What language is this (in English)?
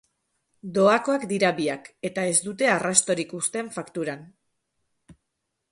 Basque